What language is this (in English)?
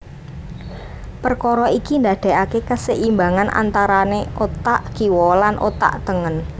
Javanese